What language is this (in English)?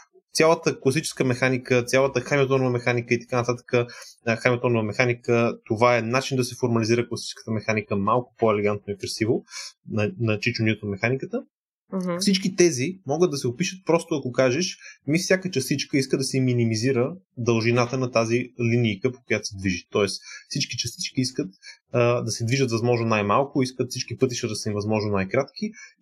Bulgarian